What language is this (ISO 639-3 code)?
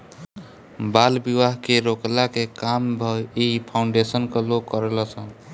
bho